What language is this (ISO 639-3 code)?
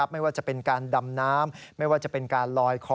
tha